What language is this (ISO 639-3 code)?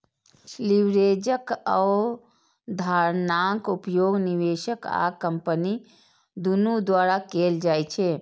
mai